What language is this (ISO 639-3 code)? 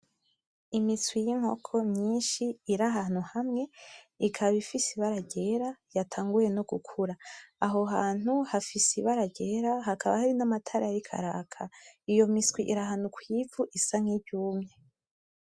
run